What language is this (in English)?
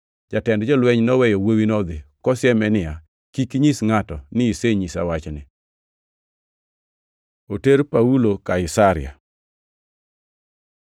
Luo (Kenya and Tanzania)